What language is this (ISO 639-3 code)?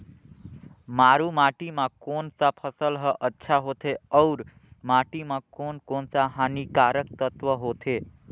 hne